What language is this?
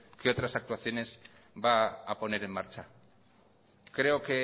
Spanish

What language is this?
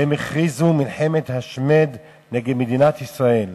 Hebrew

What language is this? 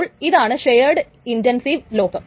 Malayalam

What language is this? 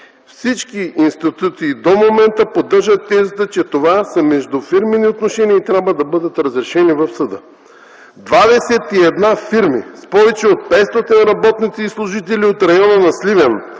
Bulgarian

